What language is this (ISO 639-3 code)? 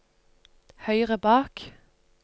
nor